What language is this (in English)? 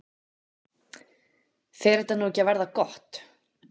Icelandic